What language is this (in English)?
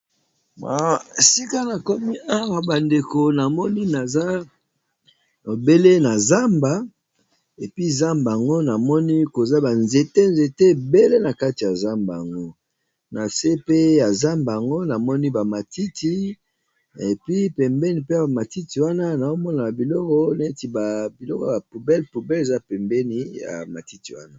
Lingala